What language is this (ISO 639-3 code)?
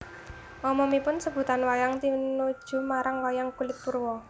jav